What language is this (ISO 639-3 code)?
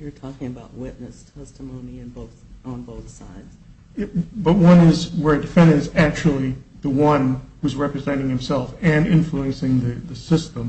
eng